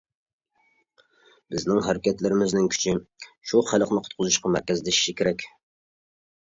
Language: Uyghur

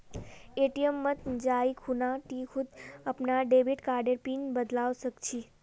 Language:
Magahi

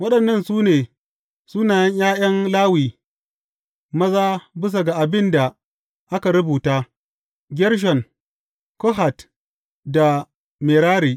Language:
Hausa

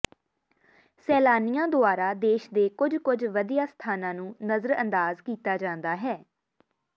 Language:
Punjabi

